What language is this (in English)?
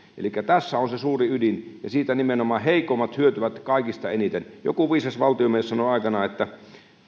Finnish